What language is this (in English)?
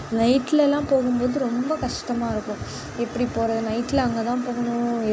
Tamil